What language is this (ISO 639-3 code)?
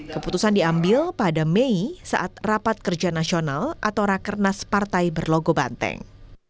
ind